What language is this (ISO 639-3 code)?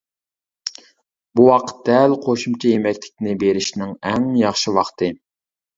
uig